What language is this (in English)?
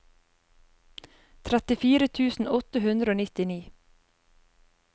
Norwegian